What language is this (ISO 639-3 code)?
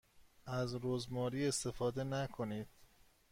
fas